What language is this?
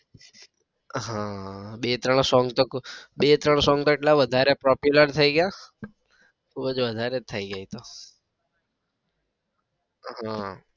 Gujarati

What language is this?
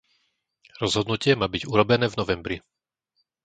Slovak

